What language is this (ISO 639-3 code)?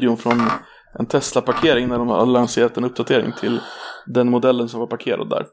swe